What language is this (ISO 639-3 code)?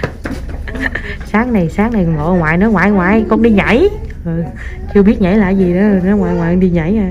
vie